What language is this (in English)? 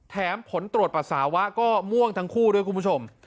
Thai